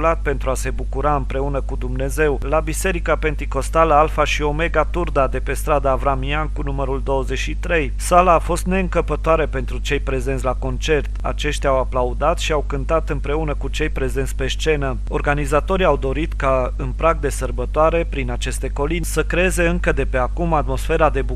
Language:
Romanian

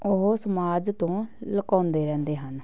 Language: Punjabi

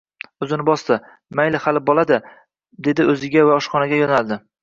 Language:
Uzbek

